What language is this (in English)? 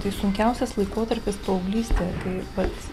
Lithuanian